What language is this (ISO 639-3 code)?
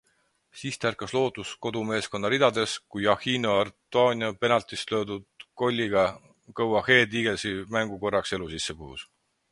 est